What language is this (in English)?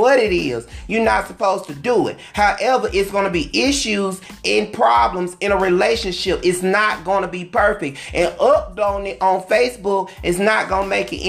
English